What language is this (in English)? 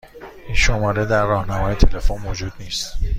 Persian